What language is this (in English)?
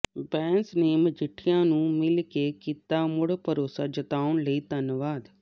Punjabi